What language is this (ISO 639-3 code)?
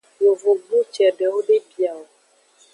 ajg